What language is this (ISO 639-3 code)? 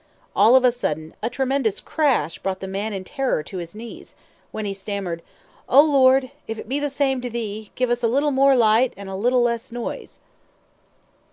eng